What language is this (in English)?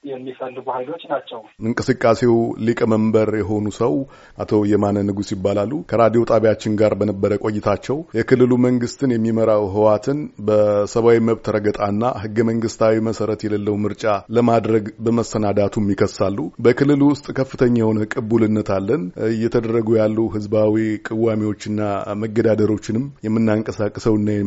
Amharic